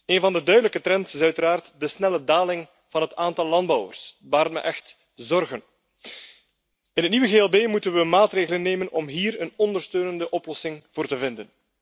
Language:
Dutch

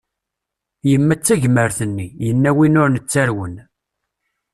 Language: Kabyle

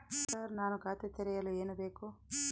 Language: Kannada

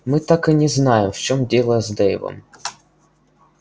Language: Russian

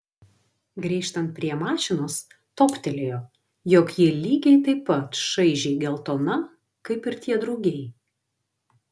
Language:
Lithuanian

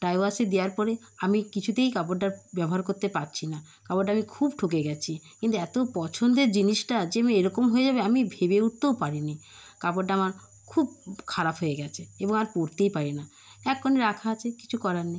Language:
Bangla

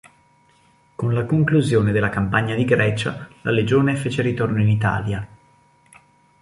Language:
Italian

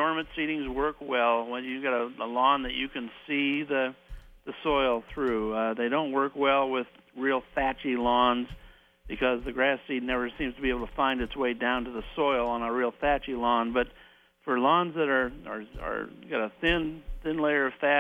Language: English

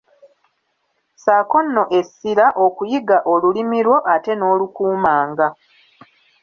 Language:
Ganda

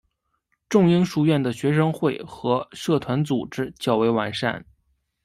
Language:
Chinese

